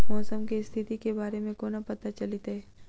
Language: Maithili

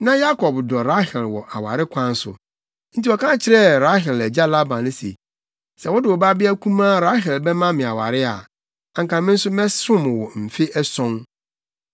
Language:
Akan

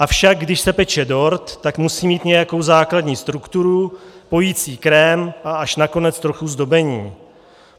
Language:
Czech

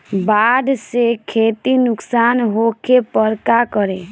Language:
Bhojpuri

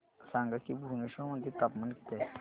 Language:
Marathi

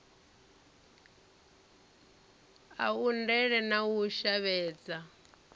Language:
Venda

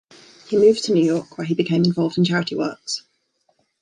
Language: English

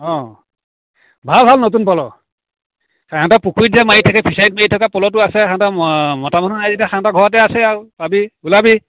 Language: Assamese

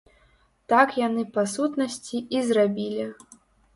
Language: Belarusian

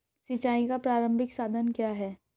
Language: Hindi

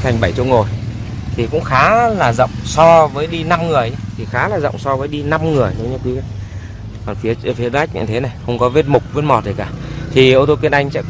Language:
Vietnamese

